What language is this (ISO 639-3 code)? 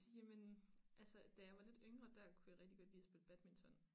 dan